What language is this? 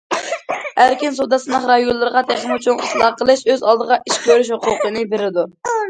Uyghur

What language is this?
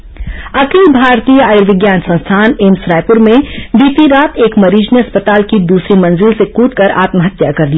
Hindi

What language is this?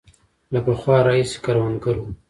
Pashto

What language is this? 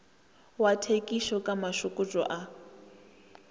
Northern Sotho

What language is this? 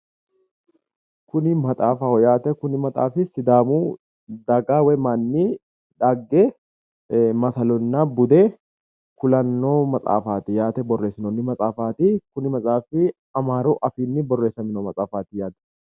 Sidamo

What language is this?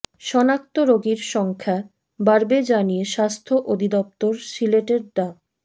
Bangla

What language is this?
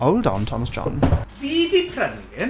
Welsh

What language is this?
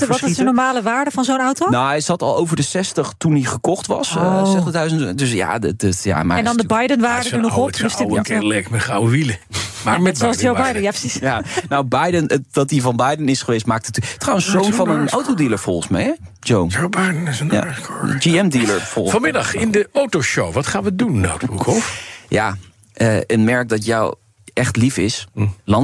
Dutch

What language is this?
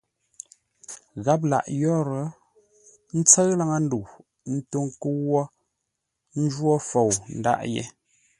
Ngombale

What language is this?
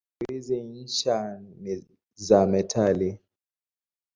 Swahili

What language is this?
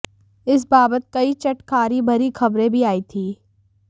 Hindi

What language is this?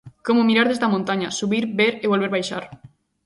Galician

